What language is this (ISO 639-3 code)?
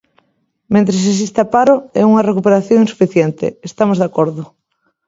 glg